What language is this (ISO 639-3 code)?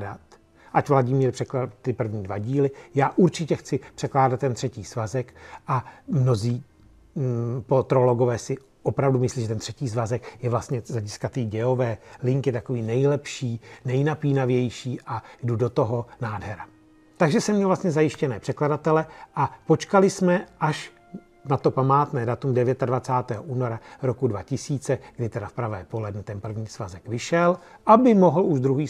ces